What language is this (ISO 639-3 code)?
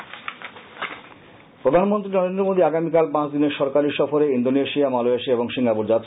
ben